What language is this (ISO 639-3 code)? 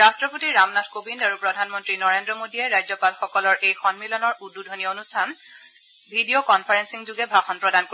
asm